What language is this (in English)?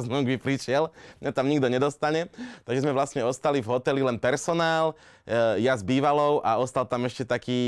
Slovak